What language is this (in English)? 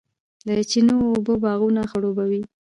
Pashto